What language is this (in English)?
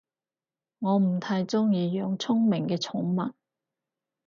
Cantonese